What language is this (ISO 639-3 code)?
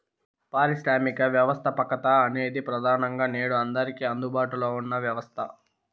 tel